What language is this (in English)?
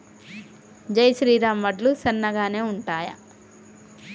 Telugu